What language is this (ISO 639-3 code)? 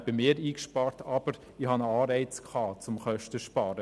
gsw